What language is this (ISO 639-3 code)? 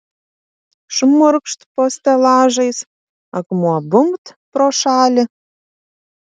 lit